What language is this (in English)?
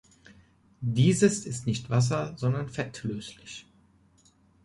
German